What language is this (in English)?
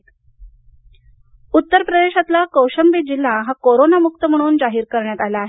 Marathi